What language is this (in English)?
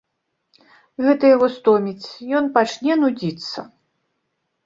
Belarusian